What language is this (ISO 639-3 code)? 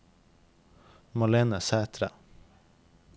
nor